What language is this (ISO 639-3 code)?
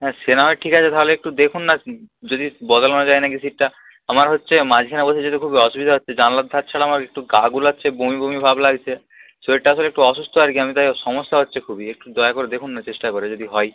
ben